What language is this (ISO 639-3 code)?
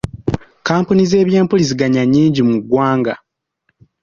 lug